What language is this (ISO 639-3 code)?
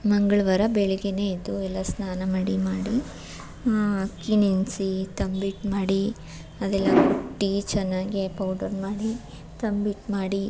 kan